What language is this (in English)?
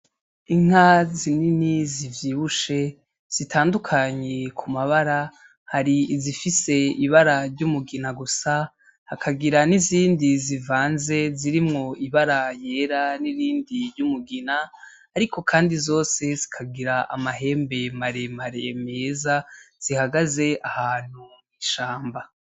Rundi